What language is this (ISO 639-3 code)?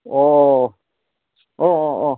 asm